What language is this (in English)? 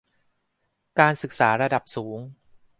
Thai